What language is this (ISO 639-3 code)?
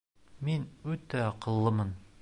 bak